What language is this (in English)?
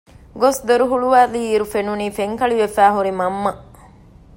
Divehi